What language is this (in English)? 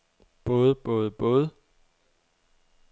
Danish